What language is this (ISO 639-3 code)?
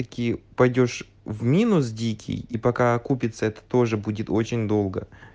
rus